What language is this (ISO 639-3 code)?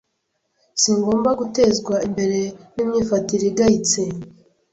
kin